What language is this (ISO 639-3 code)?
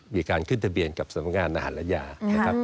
tha